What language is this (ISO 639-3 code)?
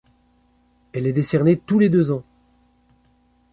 fra